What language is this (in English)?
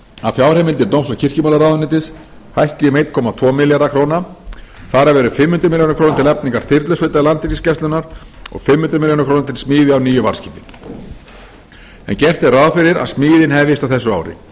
Icelandic